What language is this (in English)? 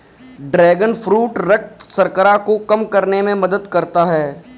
Hindi